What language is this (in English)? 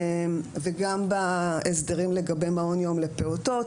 Hebrew